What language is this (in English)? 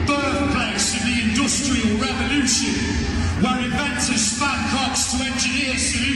Persian